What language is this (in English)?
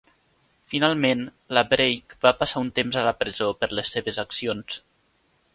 Catalan